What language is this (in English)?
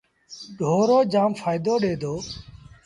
Sindhi Bhil